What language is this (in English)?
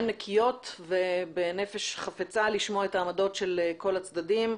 Hebrew